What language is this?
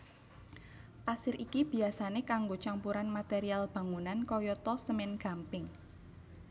Javanese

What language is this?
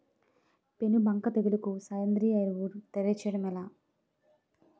Telugu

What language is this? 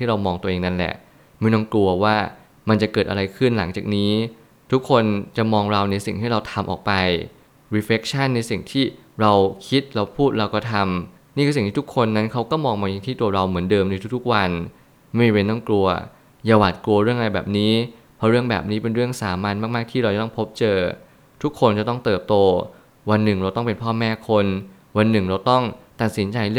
Thai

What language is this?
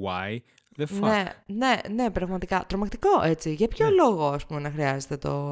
Greek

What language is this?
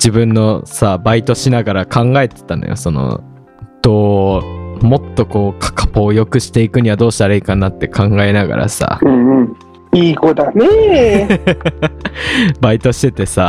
Japanese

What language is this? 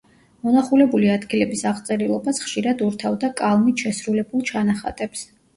Georgian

